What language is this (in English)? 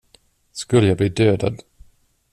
Swedish